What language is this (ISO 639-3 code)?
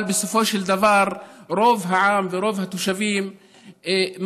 heb